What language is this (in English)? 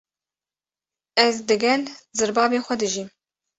Kurdish